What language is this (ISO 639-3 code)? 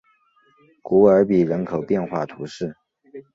zho